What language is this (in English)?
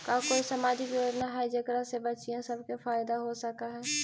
Magahi